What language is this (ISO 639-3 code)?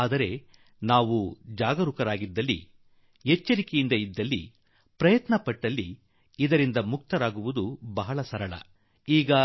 kan